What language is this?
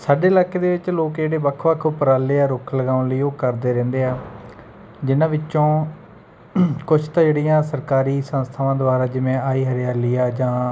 Punjabi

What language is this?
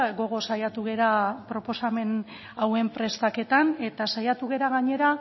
Basque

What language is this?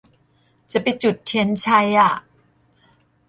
Thai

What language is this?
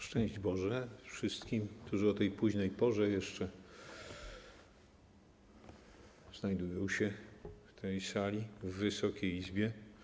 Polish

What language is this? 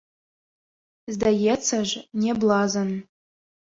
Belarusian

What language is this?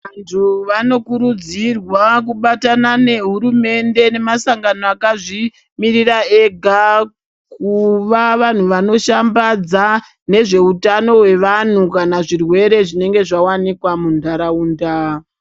Ndau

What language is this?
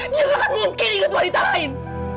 Indonesian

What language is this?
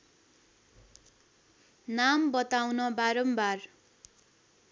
Nepali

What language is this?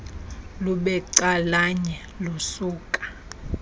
Xhosa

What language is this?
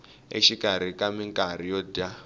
Tsonga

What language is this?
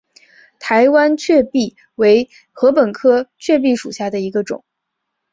Chinese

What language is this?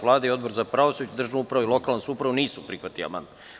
Serbian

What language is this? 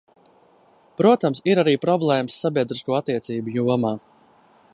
Latvian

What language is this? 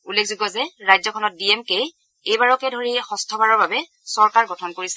Assamese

